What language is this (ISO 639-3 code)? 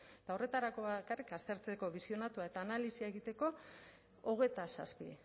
eus